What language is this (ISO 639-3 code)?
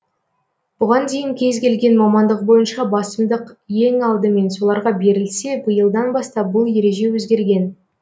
kaz